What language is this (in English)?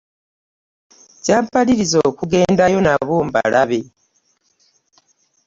Ganda